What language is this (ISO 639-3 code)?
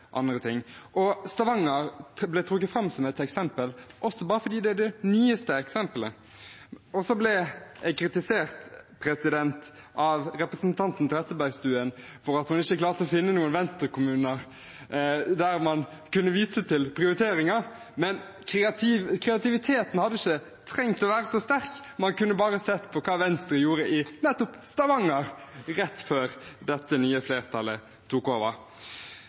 nob